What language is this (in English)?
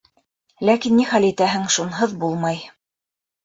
Bashkir